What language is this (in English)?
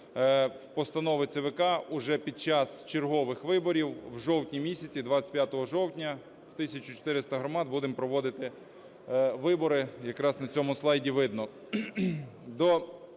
Ukrainian